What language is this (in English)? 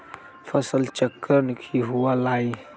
Magahi